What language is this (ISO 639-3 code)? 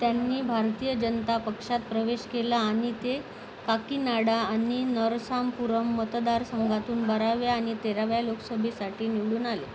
mar